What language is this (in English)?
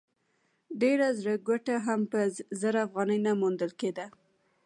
Pashto